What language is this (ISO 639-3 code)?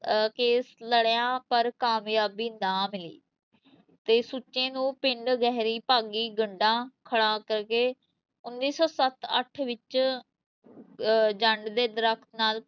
pan